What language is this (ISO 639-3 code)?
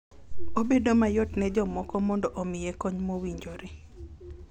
luo